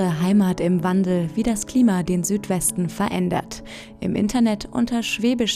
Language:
German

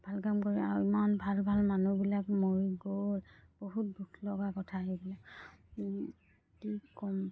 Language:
Assamese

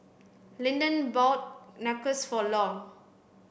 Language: English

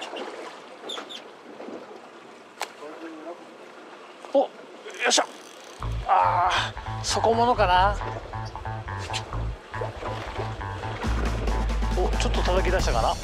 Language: Japanese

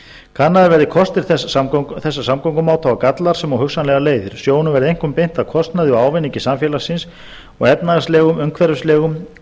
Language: Icelandic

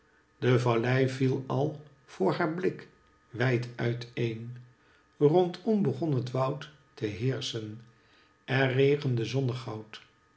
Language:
Dutch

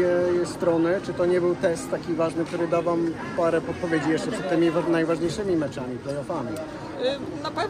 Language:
Polish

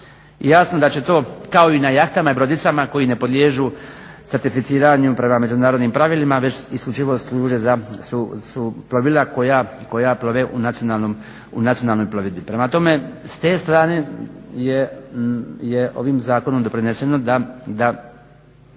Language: Croatian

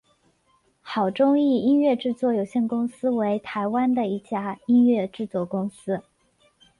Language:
Chinese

